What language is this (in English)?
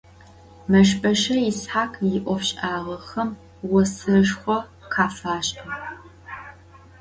Adyghe